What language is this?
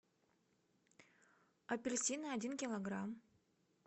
Russian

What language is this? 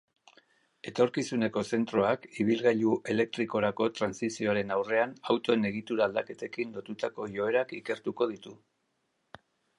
Basque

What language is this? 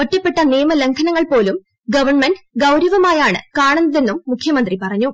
Malayalam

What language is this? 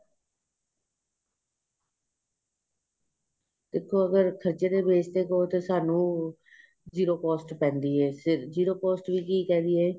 Punjabi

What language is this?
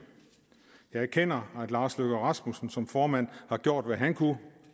Danish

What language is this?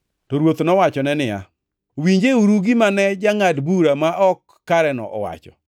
Luo (Kenya and Tanzania)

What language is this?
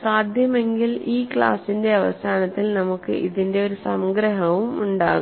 Malayalam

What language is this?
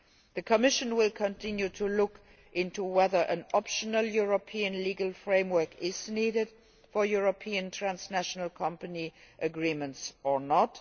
English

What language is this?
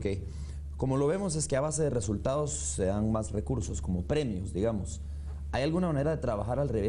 Spanish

